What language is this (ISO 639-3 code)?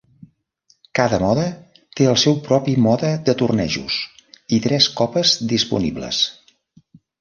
cat